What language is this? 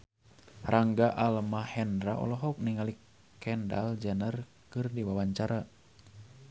Sundanese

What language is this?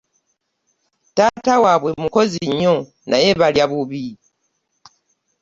Ganda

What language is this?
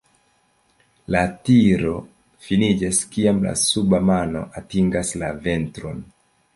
Esperanto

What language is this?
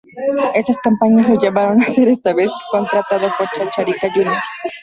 Spanish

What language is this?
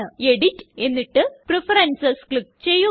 Malayalam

